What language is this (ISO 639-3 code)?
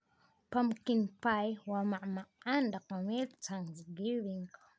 som